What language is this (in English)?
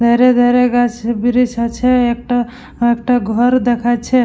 Bangla